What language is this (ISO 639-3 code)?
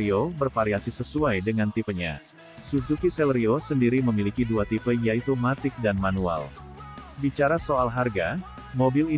ind